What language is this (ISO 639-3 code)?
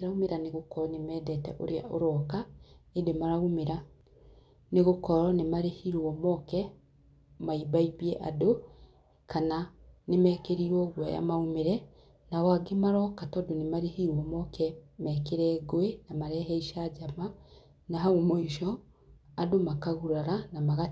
kik